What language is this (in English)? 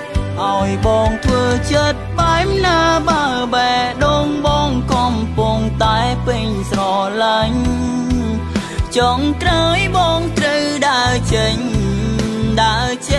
Khmer